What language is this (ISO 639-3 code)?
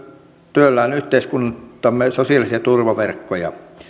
fin